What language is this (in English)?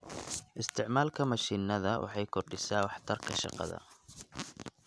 Somali